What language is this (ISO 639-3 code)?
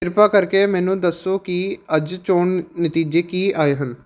pan